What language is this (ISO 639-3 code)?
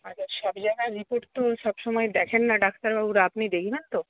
ben